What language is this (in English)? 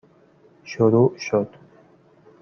Persian